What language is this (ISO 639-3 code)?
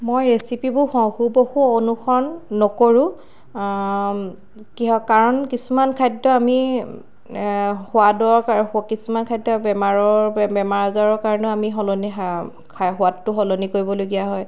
asm